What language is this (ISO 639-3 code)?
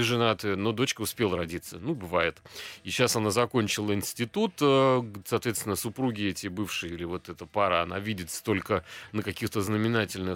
rus